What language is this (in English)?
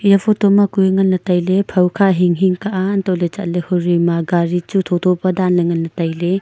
Wancho Naga